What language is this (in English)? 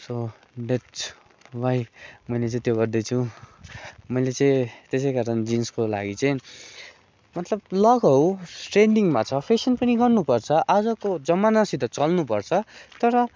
Nepali